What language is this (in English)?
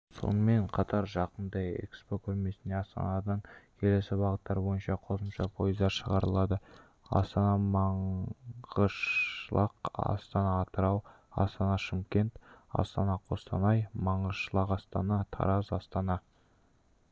Kazakh